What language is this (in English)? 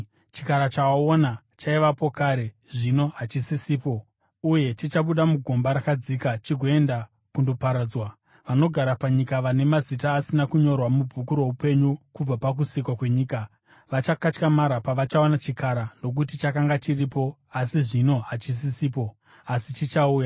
Shona